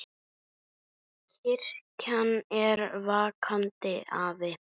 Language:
Icelandic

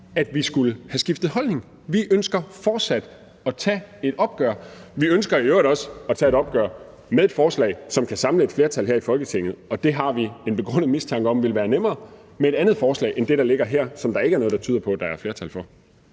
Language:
Danish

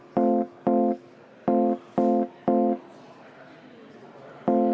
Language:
Estonian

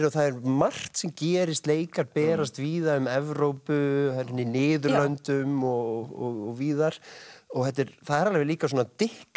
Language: Icelandic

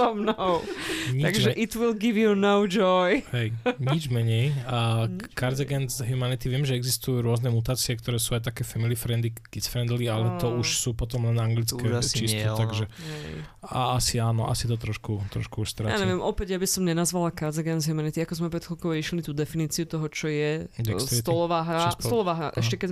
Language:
Slovak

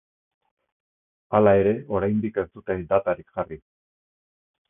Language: Basque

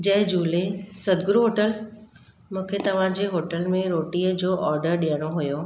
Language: Sindhi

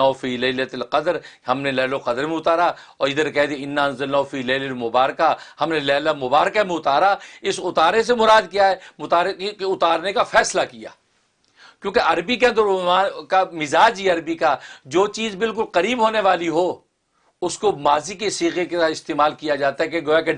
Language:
Urdu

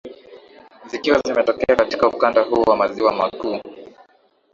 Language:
Swahili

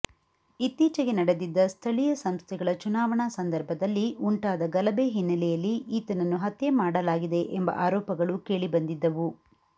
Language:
Kannada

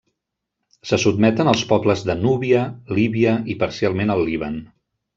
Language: Catalan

